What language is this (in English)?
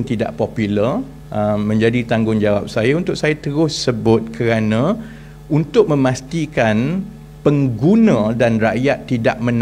Malay